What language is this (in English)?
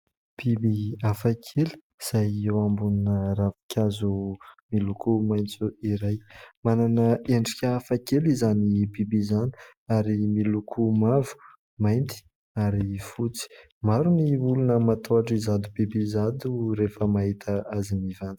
Malagasy